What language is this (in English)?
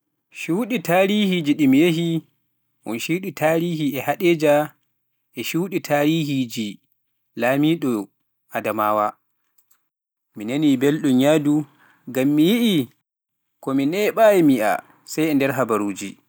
Pular